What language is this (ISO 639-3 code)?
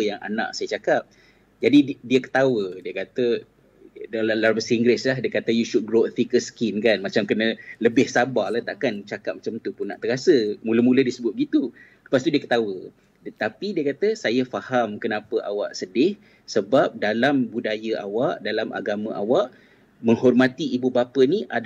msa